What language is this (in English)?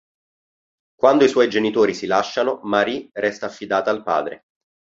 Italian